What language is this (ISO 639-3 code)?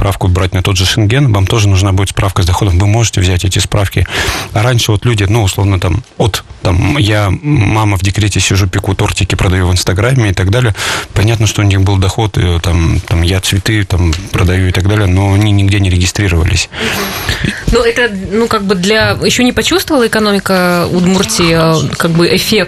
rus